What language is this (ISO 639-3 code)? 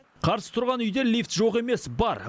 kaz